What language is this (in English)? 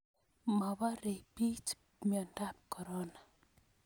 Kalenjin